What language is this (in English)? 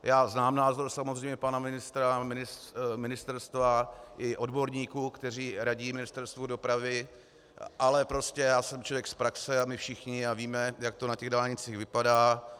Czech